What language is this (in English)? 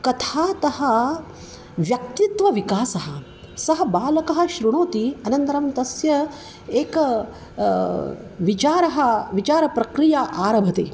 Sanskrit